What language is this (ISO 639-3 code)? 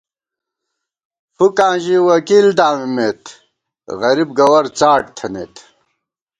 gwt